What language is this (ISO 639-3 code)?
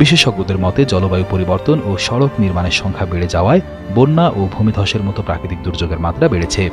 ben